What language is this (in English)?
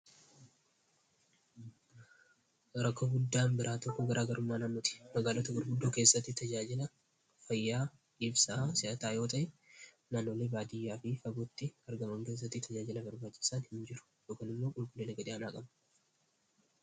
Oromo